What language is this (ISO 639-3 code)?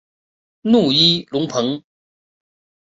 zho